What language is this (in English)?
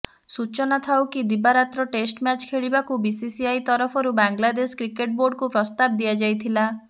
Odia